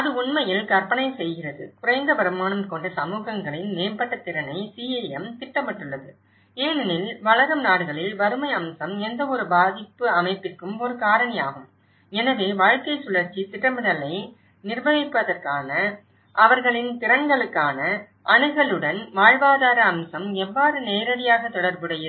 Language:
Tamil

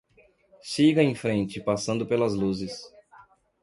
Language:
Portuguese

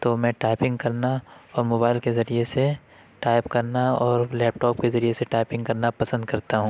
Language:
Urdu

